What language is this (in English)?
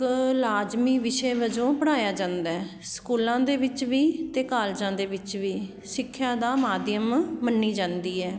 Punjabi